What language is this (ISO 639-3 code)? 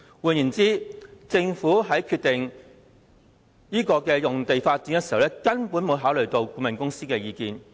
yue